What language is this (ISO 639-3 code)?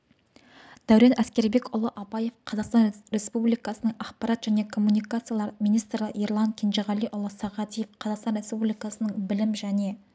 kaz